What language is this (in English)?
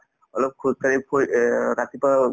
Assamese